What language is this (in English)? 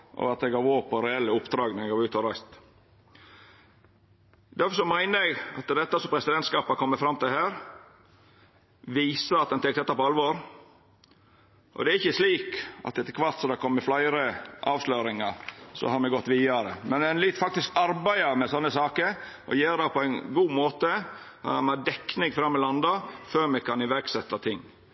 Norwegian Nynorsk